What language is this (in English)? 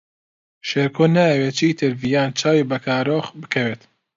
Central Kurdish